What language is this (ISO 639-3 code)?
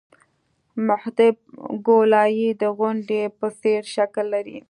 pus